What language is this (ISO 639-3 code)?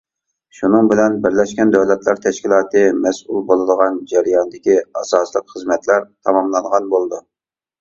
uig